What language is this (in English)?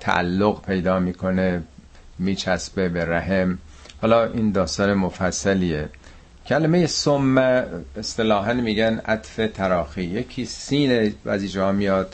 Persian